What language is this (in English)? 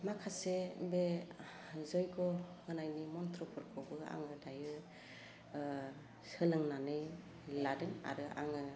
Bodo